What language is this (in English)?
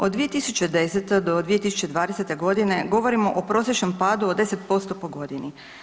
Croatian